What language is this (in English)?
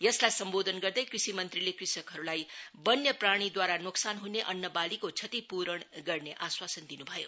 Nepali